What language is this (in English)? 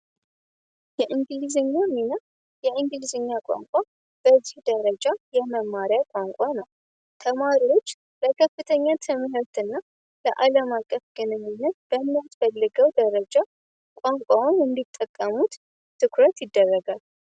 Amharic